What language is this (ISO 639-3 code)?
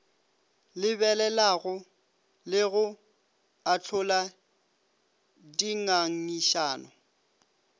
nso